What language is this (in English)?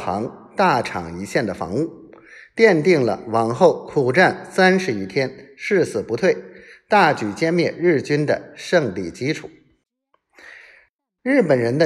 Chinese